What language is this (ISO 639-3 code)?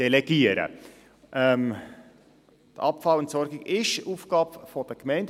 gsw